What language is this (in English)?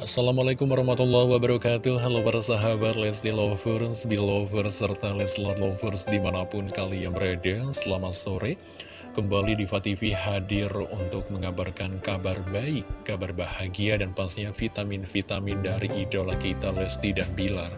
Indonesian